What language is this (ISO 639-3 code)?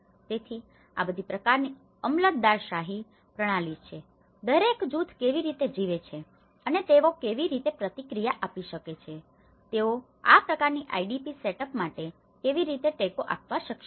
guj